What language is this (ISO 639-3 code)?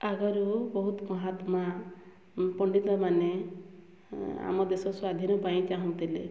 ori